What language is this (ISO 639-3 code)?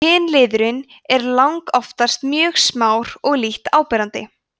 isl